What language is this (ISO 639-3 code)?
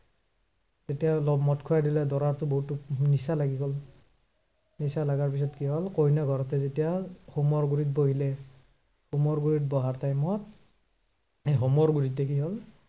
asm